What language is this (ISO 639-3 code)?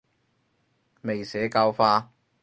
yue